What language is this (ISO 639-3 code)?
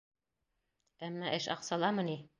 bak